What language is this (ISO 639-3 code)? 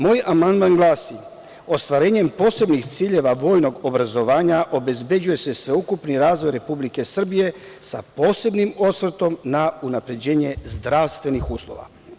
srp